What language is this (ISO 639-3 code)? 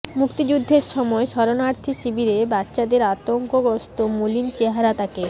ben